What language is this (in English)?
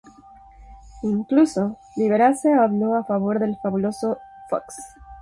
Spanish